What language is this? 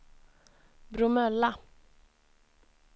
Swedish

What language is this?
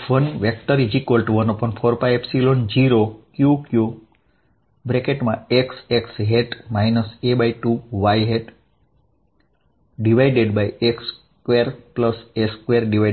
Gujarati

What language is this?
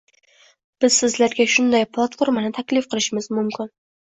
Uzbek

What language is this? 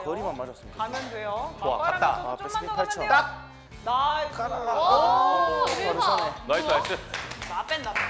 Korean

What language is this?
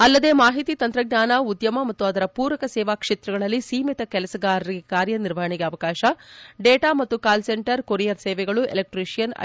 Kannada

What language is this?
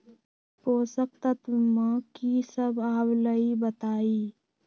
Magahi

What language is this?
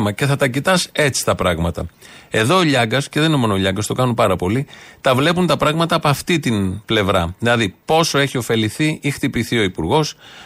Greek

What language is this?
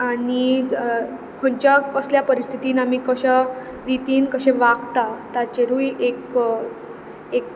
Konkani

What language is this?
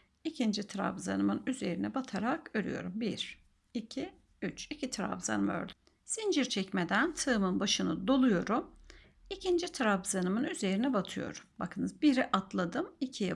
Turkish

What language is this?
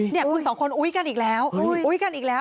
Thai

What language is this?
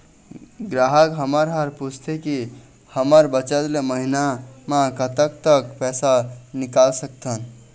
Chhattisgarhi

